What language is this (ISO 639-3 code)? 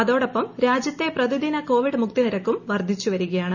mal